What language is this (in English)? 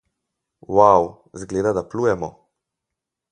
Slovenian